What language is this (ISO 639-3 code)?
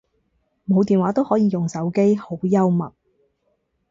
yue